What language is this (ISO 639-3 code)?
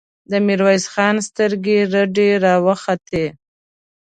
pus